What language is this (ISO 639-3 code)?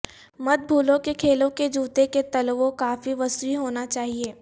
urd